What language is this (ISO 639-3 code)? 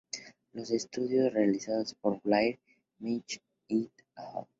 spa